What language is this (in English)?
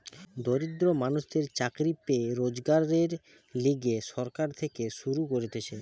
Bangla